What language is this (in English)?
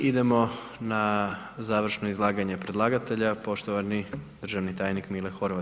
Croatian